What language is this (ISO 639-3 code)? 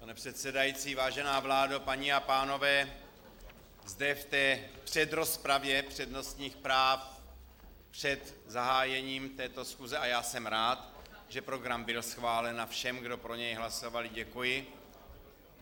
ces